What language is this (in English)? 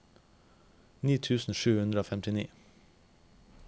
Norwegian